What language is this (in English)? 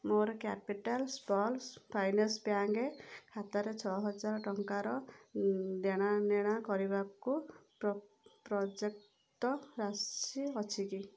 Odia